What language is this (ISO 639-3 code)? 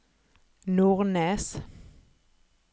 nor